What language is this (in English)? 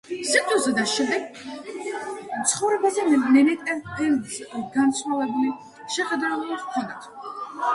Georgian